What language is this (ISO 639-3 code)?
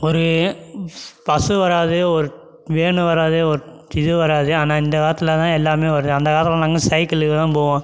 tam